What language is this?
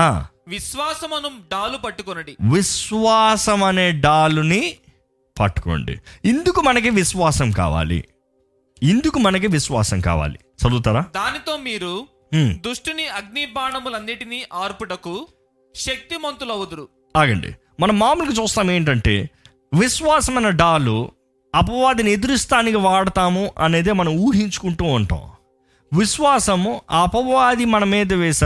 Telugu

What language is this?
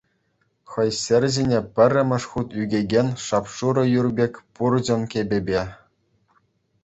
Chuvash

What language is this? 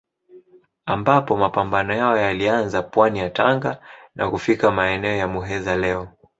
Swahili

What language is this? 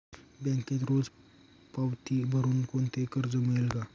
Marathi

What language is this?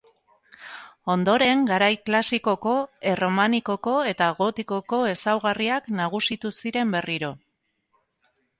Basque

